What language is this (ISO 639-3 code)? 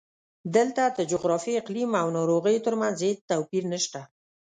pus